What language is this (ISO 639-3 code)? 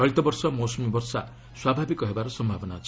ori